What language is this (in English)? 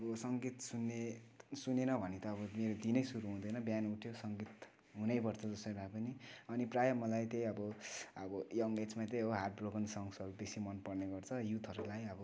Nepali